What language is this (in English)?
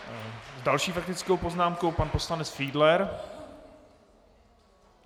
Czech